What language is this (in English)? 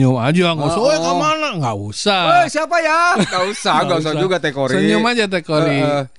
Indonesian